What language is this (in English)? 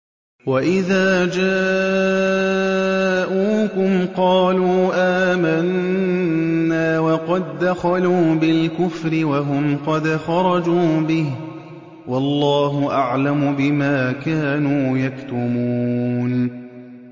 Arabic